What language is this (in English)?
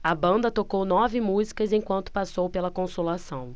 Portuguese